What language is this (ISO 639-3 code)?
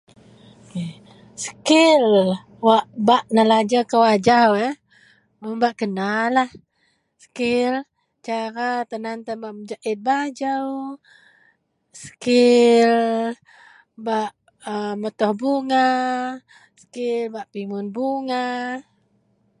mel